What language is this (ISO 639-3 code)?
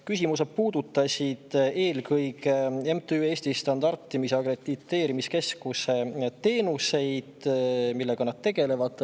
est